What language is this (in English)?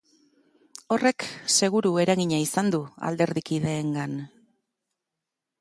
Basque